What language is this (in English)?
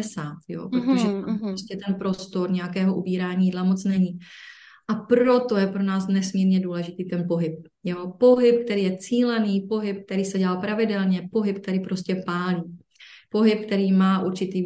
Czech